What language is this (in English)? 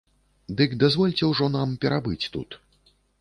Belarusian